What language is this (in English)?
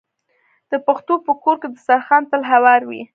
Pashto